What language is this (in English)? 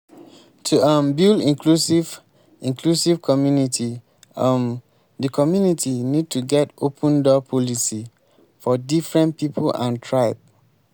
Nigerian Pidgin